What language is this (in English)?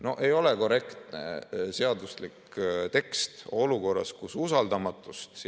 Estonian